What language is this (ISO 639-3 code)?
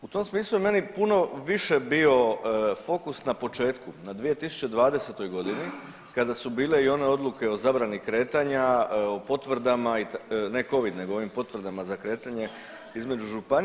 hrv